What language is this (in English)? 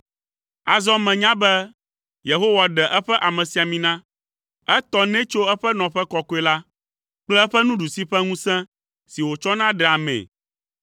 Ewe